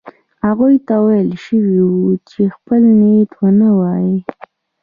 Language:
Pashto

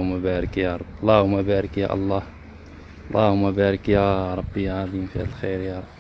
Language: Arabic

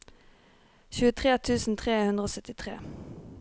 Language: Norwegian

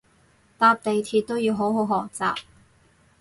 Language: Cantonese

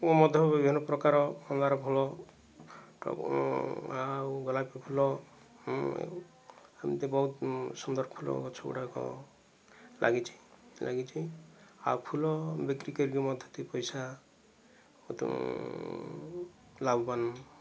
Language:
Odia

